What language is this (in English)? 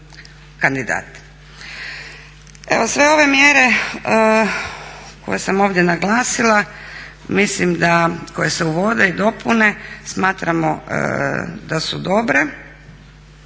Croatian